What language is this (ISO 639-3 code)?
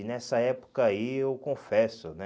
por